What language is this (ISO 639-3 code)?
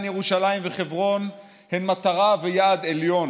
heb